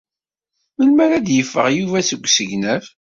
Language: Kabyle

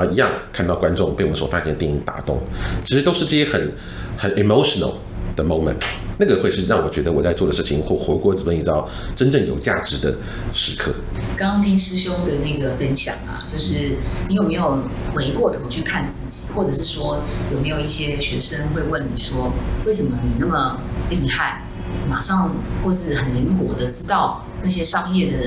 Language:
Chinese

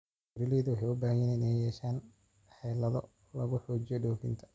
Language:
Somali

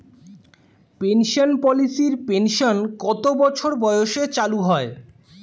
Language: Bangla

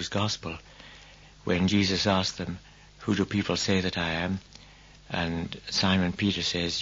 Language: English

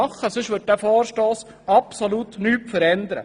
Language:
Swiss German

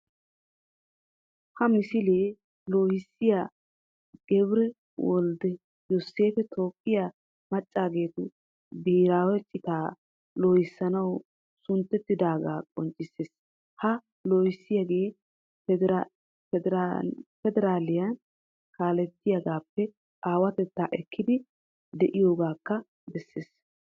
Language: Wolaytta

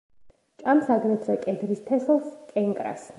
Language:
Georgian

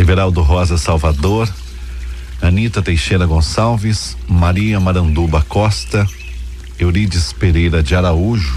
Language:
Portuguese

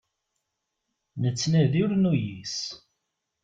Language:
Kabyle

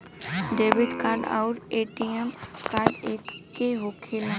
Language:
Bhojpuri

